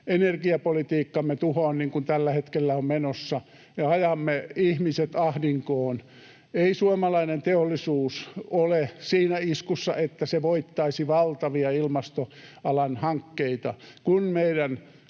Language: Finnish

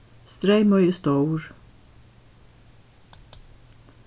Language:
Faroese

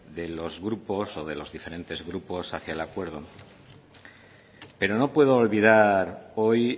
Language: Spanish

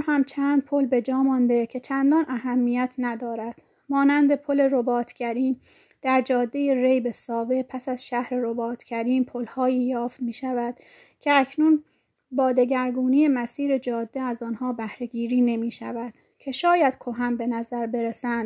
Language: Persian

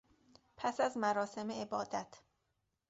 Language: Persian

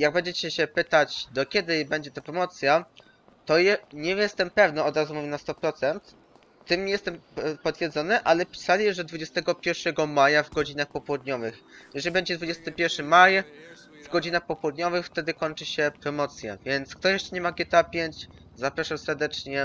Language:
Polish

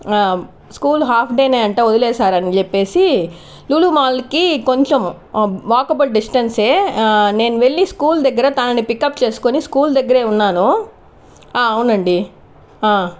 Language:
Telugu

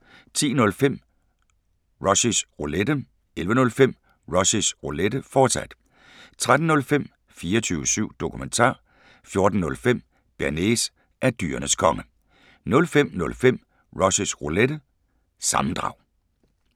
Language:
Danish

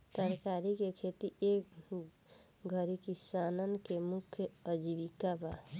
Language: Bhojpuri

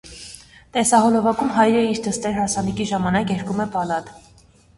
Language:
Armenian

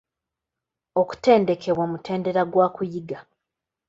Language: Ganda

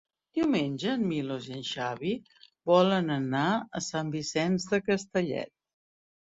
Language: Catalan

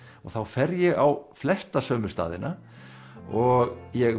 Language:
Icelandic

